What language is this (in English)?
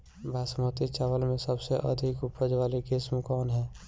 Bhojpuri